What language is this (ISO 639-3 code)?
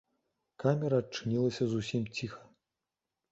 bel